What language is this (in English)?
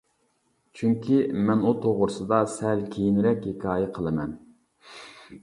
Uyghur